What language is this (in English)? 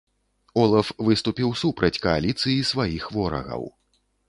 Belarusian